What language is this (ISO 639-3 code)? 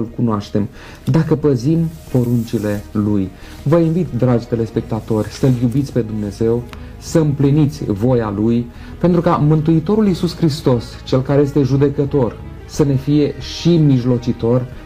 ron